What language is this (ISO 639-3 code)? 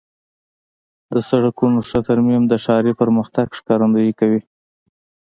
pus